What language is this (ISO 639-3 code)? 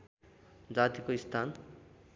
nep